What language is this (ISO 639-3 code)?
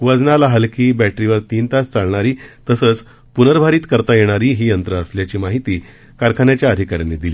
mar